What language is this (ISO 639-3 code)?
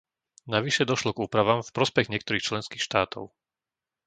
slk